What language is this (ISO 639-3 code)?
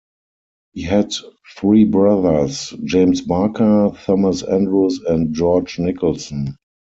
eng